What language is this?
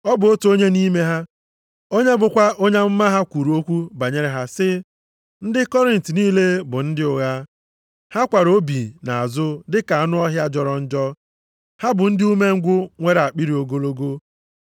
Igbo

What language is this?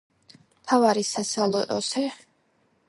Georgian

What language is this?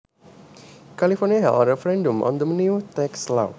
Javanese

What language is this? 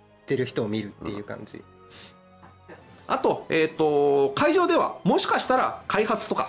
Japanese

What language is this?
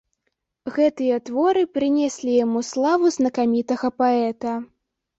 Belarusian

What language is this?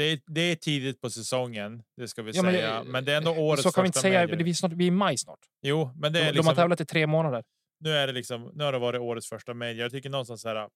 Swedish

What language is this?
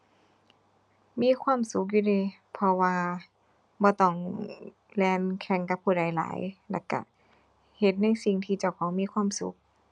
Thai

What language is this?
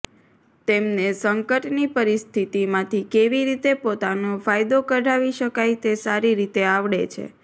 Gujarati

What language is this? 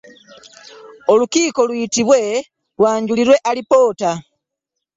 Ganda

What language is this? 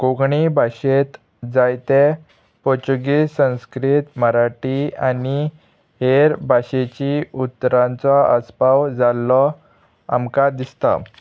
Konkani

